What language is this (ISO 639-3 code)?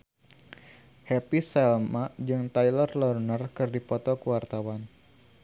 sun